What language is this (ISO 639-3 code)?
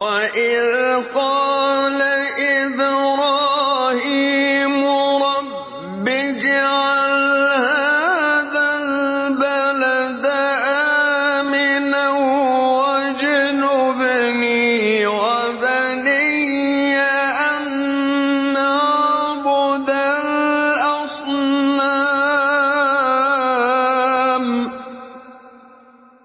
ara